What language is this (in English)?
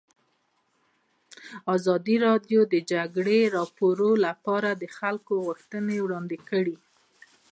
Pashto